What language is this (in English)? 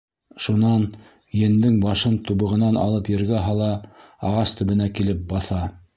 Bashkir